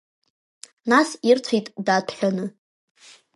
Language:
Abkhazian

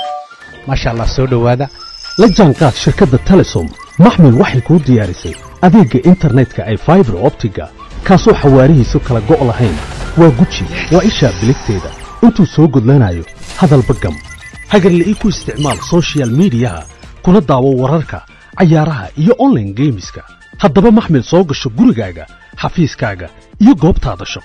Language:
Arabic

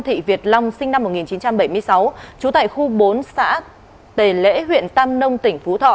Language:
Vietnamese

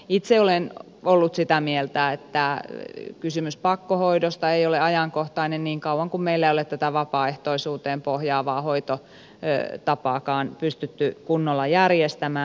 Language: Finnish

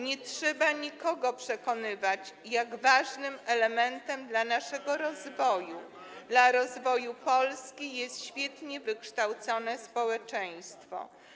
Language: Polish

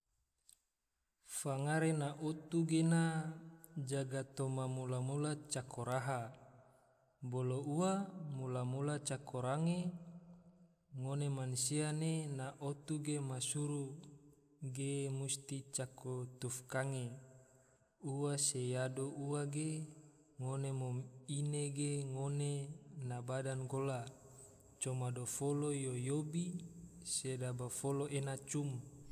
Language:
Tidore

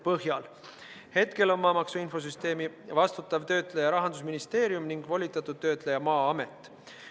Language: Estonian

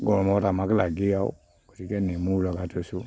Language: Assamese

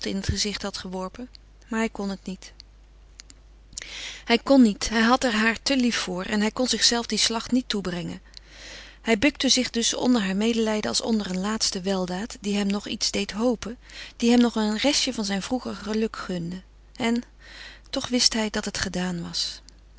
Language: Dutch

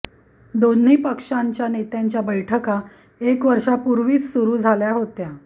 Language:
Marathi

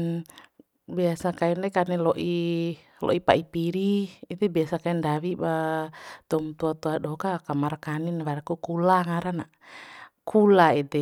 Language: Bima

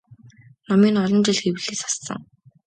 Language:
Mongolian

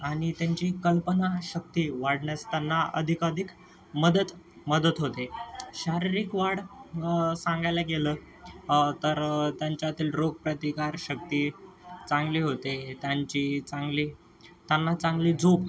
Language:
Marathi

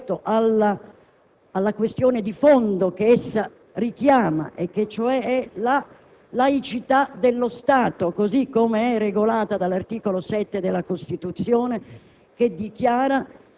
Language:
Italian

